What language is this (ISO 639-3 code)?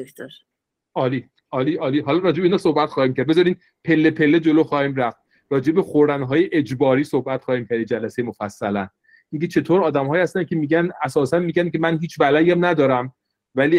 fas